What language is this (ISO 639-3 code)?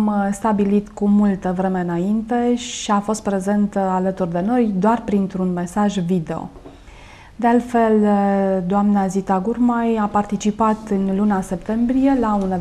ron